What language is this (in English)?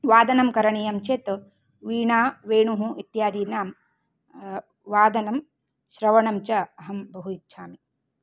Sanskrit